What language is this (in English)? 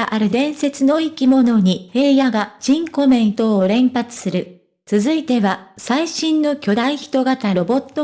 Japanese